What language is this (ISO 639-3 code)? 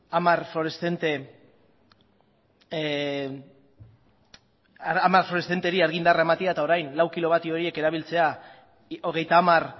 eus